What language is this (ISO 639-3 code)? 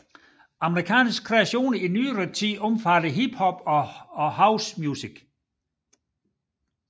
dan